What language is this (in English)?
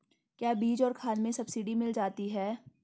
Hindi